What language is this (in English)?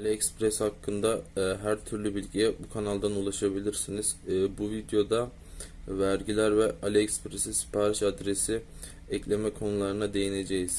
Turkish